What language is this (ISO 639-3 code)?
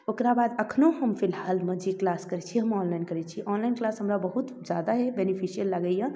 mai